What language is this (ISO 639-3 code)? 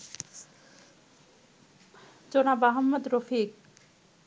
ben